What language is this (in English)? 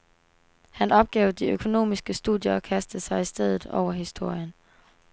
Danish